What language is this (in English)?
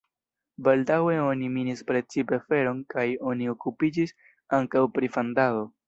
Esperanto